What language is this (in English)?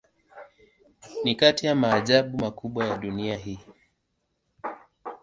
Swahili